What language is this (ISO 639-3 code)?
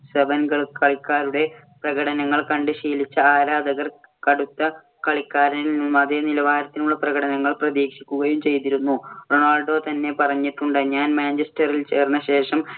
mal